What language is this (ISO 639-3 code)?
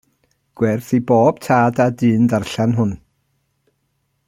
cym